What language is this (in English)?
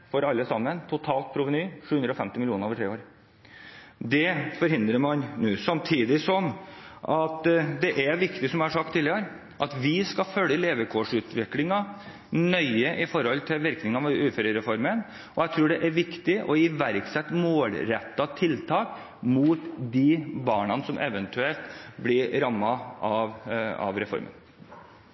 Norwegian Bokmål